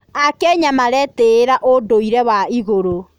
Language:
Kikuyu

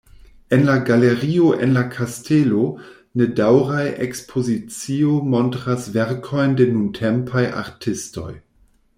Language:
Esperanto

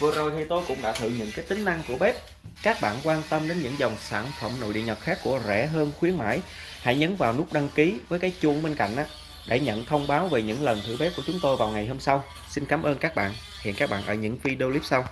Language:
Vietnamese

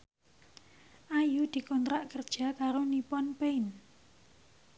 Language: Javanese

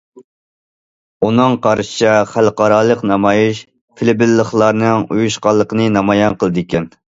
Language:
Uyghur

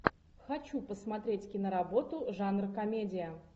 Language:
Russian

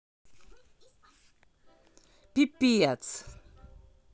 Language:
Russian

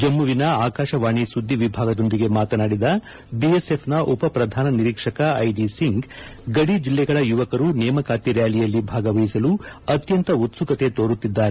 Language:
Kannada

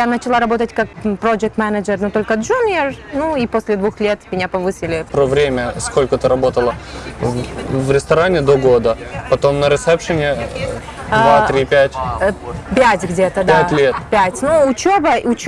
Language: Russian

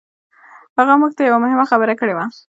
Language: Pashto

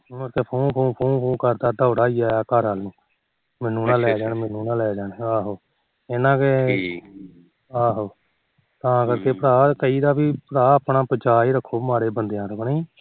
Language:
Punjabi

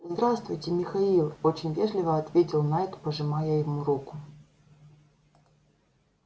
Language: Russian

